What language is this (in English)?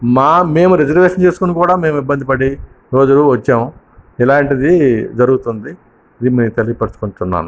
Telugu